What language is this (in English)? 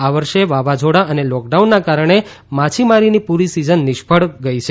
Gujarati